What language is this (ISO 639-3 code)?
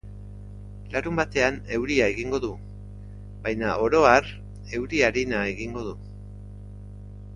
eus